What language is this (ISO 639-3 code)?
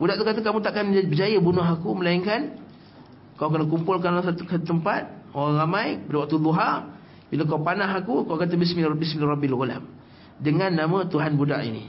msa